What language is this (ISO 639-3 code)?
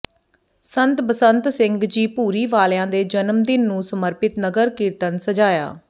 pan